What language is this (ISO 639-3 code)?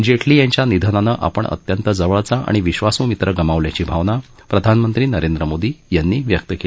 mar